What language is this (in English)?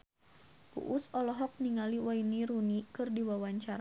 Sundanese